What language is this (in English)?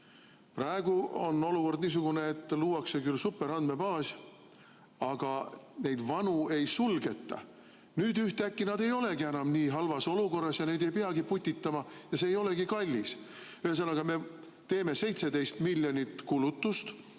Estonian